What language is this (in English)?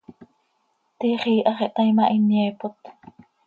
Seri